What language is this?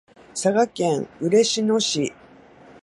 Japanese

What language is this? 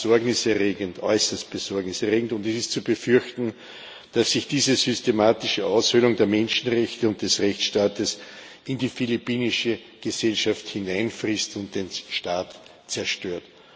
German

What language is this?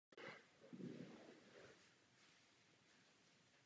Czech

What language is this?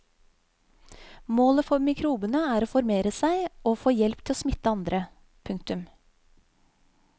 Norwegian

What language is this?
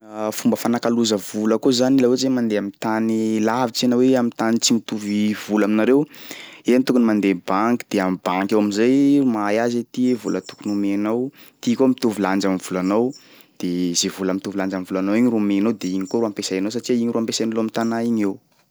Sakalava Malagasy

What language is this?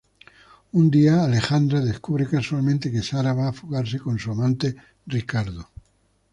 Spanish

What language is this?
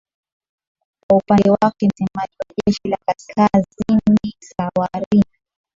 Swahili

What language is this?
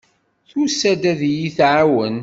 Kabyle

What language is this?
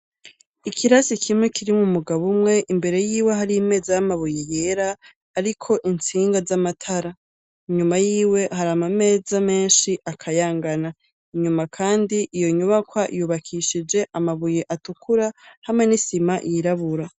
Rundi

